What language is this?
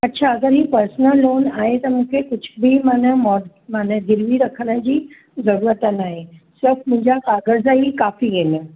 Sindhi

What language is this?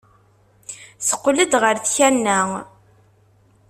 Kabyle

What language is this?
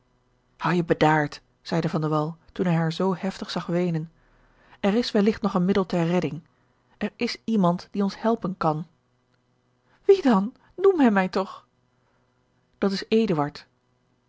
Dutch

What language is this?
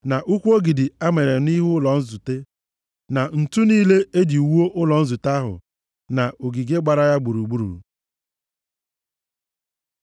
Igbo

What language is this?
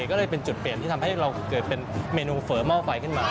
Thai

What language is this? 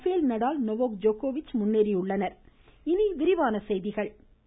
Tamil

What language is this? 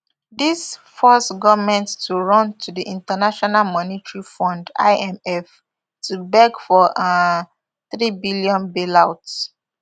Nigerian Pidgin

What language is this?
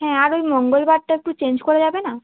Bangla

